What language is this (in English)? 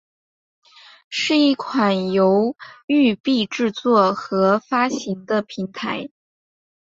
Chinese